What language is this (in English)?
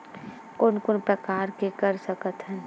Chhattisgarhi